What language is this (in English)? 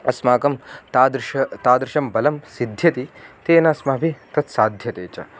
Sanskrit